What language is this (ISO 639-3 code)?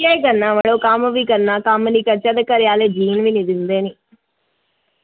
doi